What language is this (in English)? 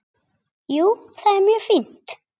Icelandic